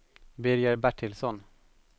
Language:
Swedish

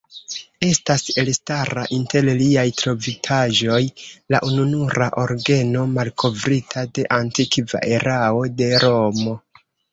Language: Esperanto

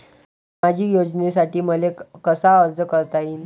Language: Marathi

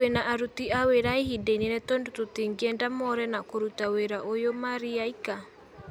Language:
Kikuyu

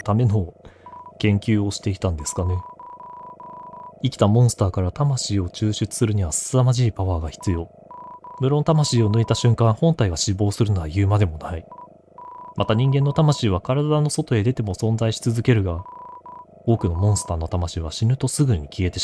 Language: Japanese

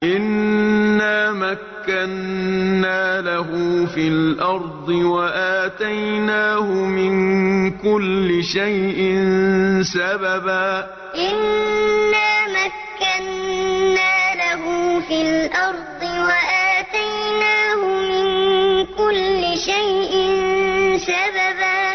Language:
Arabic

